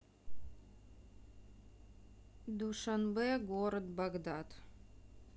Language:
Russian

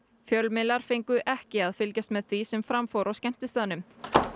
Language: Icelandic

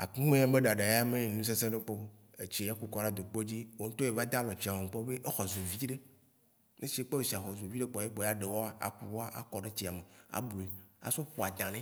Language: Waci Gbe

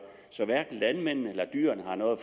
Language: Danish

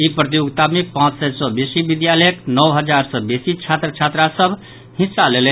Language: Maithili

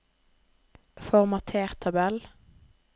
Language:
Norwegian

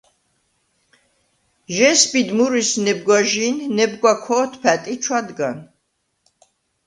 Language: Svan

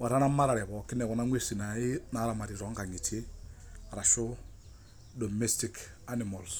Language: Masai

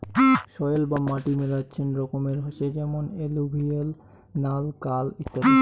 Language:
Bangla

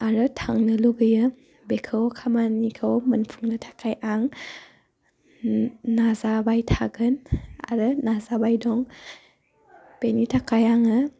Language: Bodo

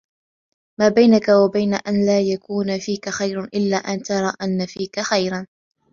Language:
Arabic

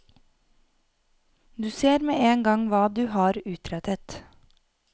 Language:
Norwegian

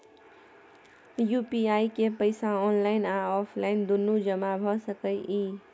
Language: Maithili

